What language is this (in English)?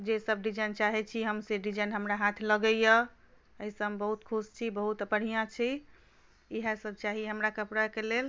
Maithili